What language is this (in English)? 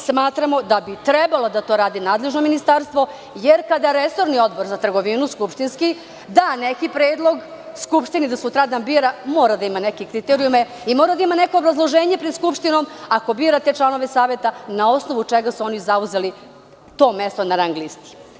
Serbian